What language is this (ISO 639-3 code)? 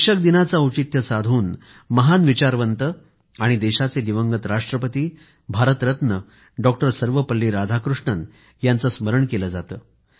mar